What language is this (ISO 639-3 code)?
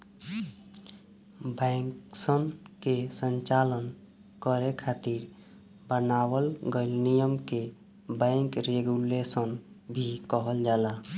bho